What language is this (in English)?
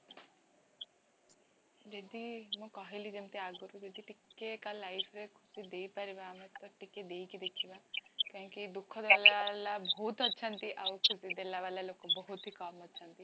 Odia